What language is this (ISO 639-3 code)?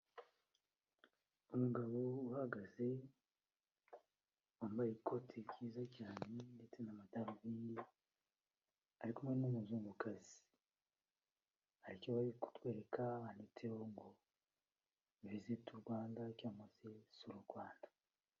kin